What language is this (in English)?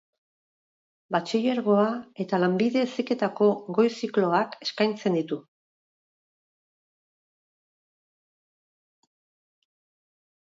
Basque